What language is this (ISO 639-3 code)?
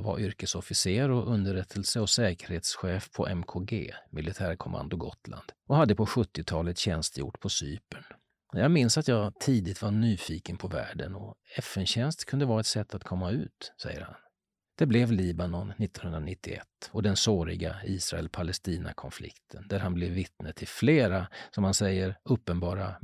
swe